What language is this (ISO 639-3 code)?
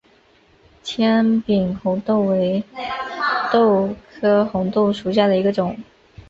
zho